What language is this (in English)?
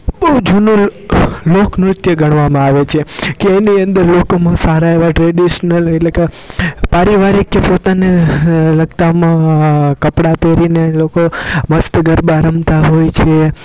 Gujarati